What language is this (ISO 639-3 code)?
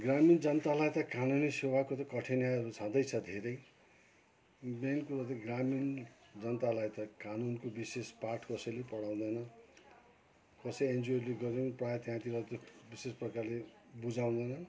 nep